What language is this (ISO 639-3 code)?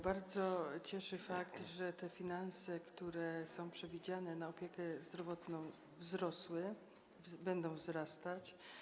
pol